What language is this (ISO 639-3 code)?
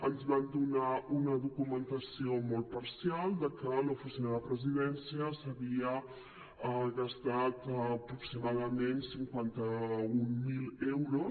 cat